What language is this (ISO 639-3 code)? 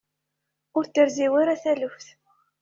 kab